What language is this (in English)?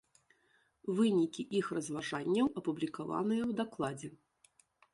Belarusian